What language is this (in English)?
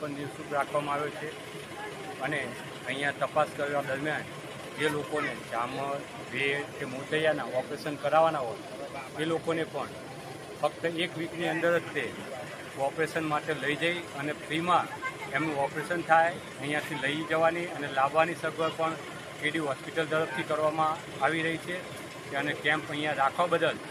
Hindi